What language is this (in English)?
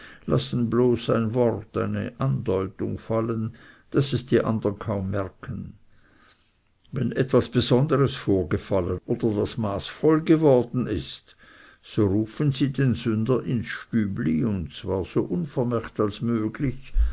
German